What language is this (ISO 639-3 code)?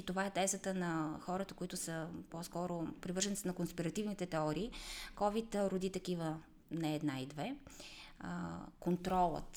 bul